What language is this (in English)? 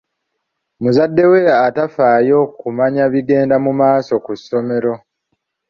Ganda